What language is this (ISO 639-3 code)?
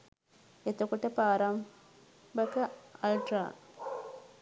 sin